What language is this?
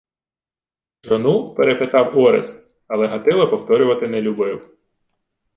Ukrainian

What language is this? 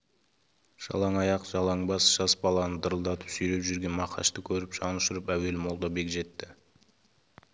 Kazakh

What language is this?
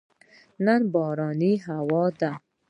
Pashto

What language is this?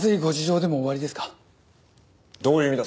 Japanese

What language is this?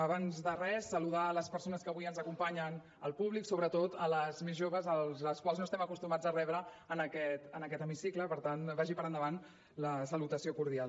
Catalan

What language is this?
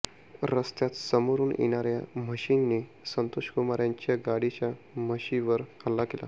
Marathi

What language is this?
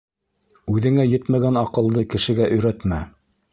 Bashkir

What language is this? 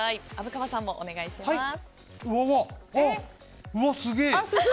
Japanese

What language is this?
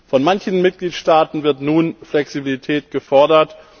German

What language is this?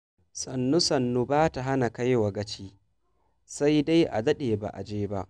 Hausa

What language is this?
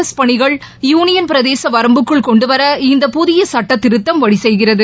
Tamil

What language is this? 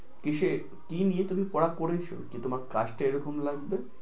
Bangla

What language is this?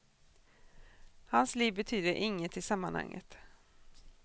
Swedish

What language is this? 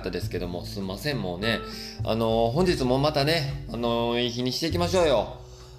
Japanese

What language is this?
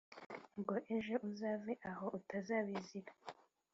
Kinyarwanda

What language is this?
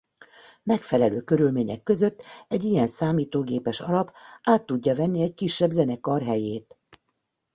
Hungarian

